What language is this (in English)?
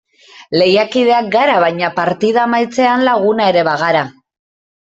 Basque